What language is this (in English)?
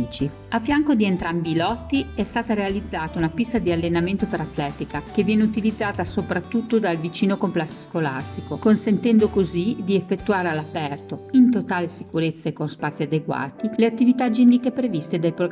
Italian